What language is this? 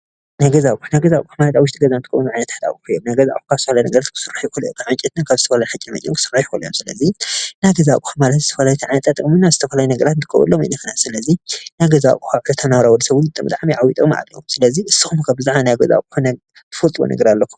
Tigrinya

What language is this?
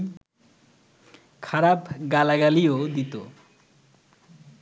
Bangla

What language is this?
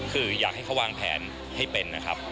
Thai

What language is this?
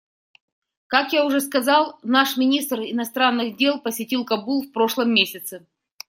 Russian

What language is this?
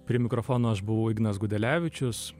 Lithuanian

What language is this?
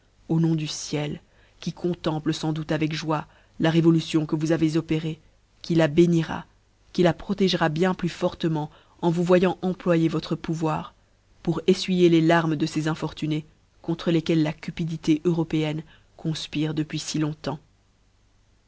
French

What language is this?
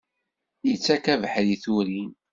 Kabyle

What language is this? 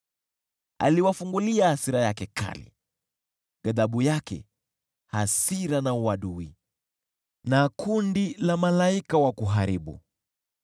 Swahili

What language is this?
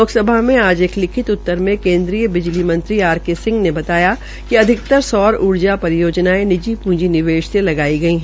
Hindi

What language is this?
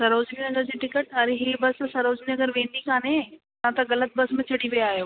Sindhi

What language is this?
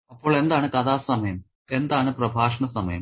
Malayalam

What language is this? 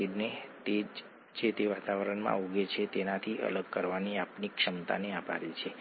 Gujarati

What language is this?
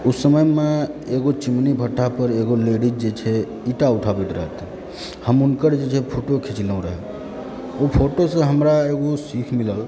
Maithili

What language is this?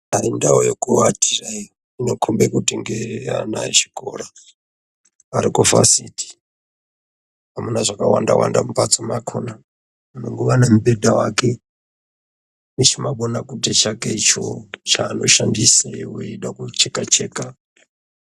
Ndau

